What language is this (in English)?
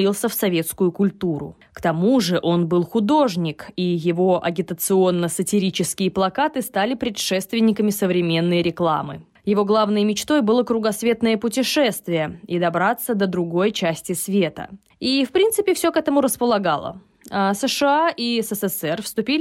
Russian